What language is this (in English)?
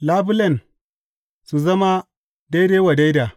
Hausa